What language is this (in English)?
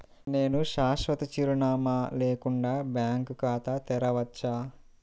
Telugu